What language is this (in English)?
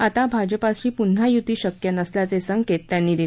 Marathi